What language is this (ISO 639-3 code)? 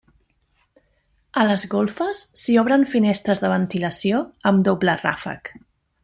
cat